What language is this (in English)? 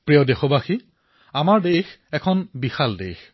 Assamese